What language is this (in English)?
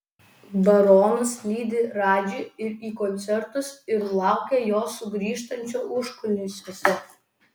Lithuanian